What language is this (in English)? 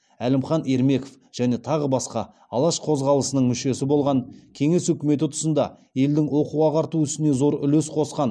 Kazakh